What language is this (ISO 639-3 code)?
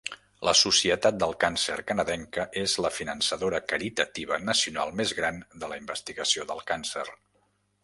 cat